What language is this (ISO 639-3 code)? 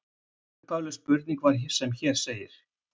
isl